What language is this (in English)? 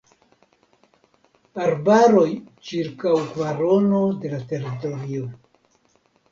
Esperanto